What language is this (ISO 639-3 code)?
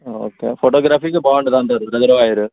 tel